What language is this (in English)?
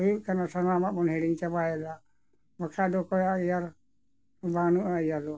Santali